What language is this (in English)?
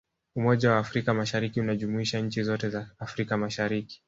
Swahili